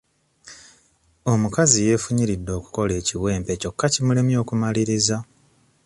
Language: Ganda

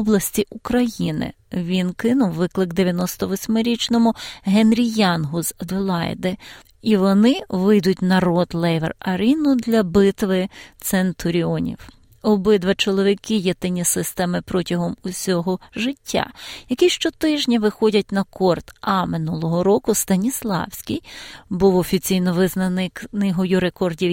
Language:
Ukrainian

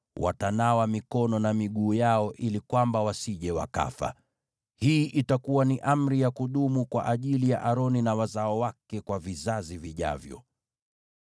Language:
Swahili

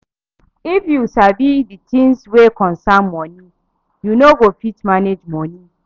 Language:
Nigerian Pidgin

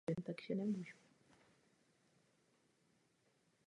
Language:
Czech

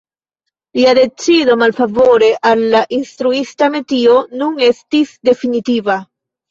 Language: Esperanto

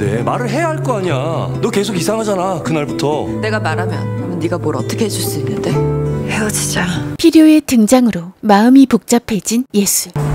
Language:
Korean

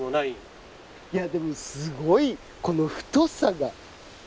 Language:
Japanese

